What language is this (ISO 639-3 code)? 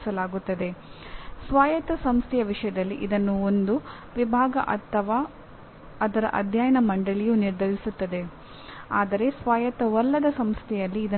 kan